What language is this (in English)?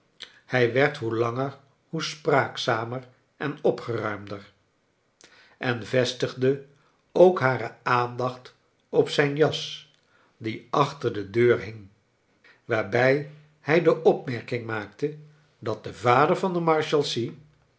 Dutch